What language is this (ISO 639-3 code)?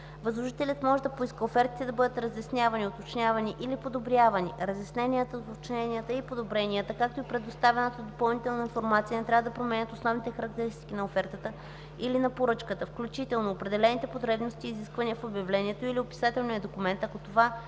bul